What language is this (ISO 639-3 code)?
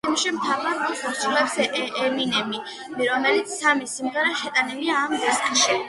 kat